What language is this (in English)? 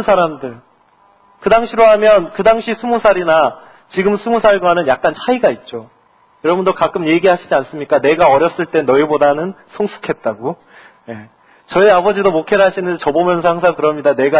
Korean